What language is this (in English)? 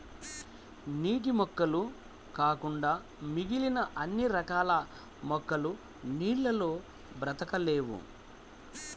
Telugu